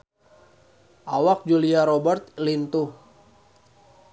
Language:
Sundanese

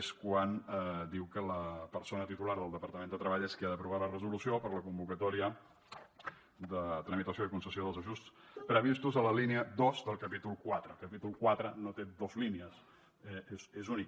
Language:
Catalan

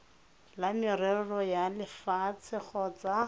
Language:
Tswana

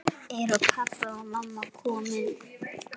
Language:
Icelandic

